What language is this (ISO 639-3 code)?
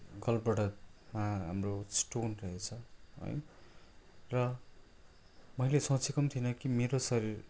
nep